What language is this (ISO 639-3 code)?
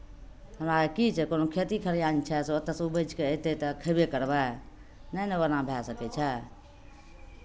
mai